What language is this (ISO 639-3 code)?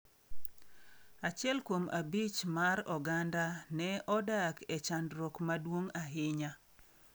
luo